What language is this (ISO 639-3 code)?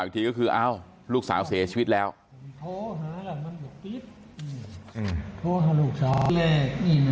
tha